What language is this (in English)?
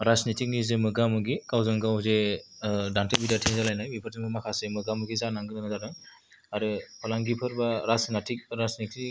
Bodo